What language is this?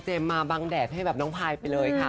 Thai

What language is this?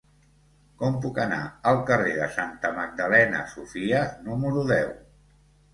Catalan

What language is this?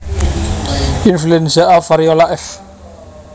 Javanese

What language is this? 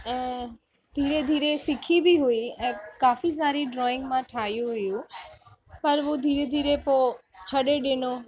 Sindhi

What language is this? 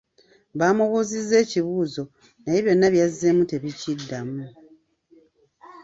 Ganda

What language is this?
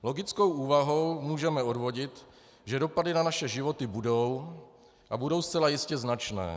Czech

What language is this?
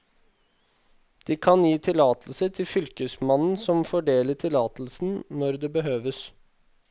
Norwegian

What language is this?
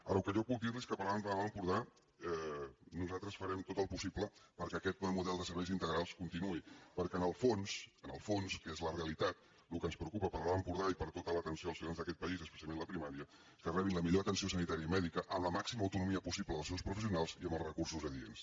Catalan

